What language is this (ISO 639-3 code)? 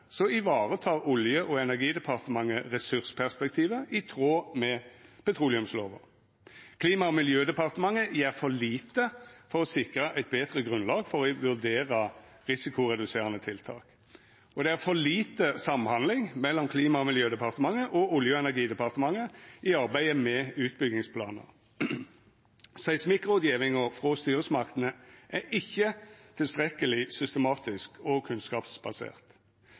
nno